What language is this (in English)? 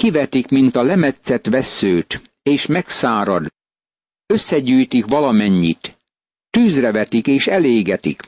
Hungarian